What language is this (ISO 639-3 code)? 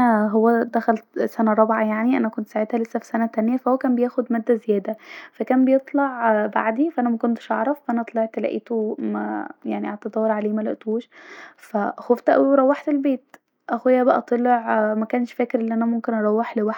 arz